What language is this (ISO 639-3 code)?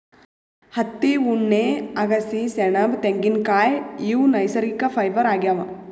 kan